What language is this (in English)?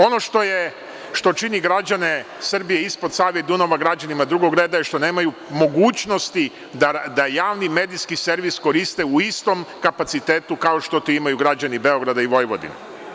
Serbian